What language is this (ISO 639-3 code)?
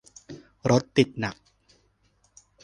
tha